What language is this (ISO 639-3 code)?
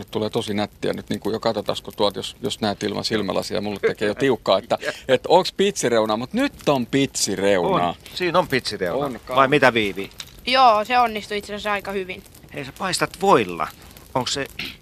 fin